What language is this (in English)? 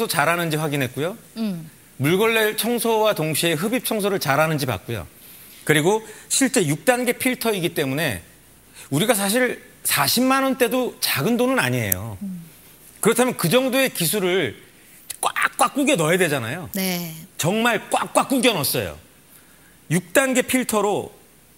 Korean